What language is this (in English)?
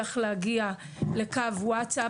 Hebrew